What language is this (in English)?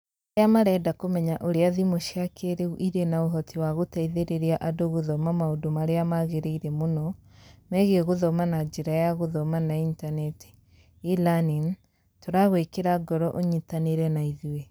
Kikuyu